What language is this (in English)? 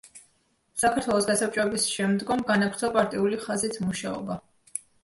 Georgian